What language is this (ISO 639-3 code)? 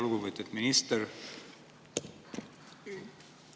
est